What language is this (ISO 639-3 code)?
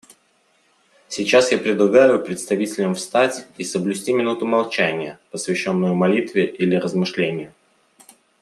rus